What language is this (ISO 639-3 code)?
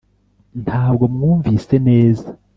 kin